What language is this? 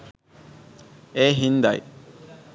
Sinhala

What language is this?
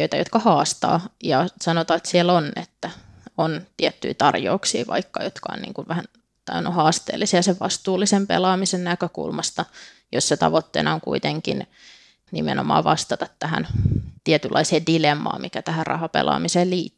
Finnish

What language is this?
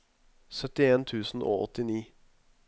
Norwegian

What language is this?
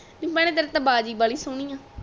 Punjabi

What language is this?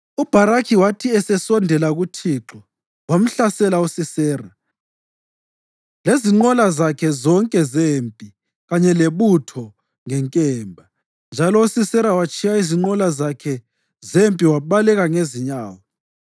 North Ndebele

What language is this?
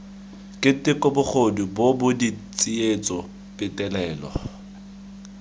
Tswana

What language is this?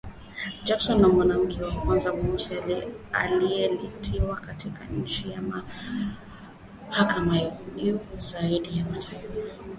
Swahili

